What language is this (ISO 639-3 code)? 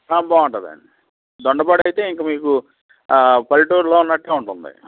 tel